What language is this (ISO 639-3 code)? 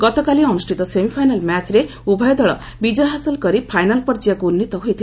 ori